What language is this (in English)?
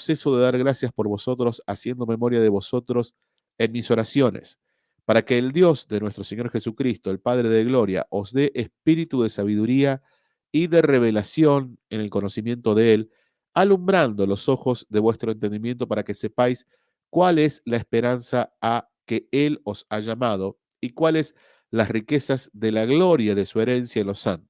Spanish